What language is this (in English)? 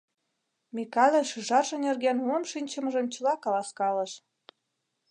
Mari